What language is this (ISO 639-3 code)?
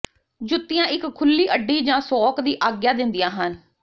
pan